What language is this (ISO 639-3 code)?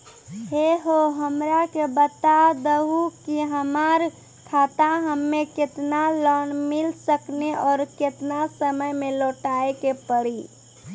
mai